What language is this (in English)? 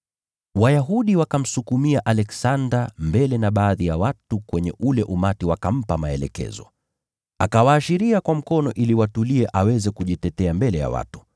Swahili